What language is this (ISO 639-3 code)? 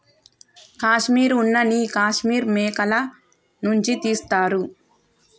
tel